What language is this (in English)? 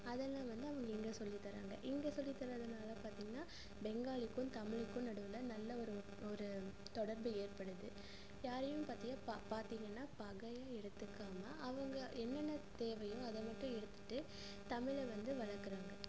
Tamil